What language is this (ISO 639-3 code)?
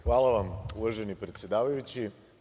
srp